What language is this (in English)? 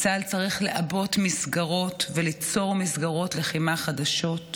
Hebrew